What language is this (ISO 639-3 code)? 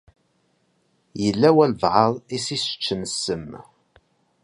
kab